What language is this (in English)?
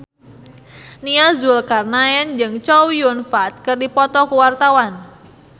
Sundanese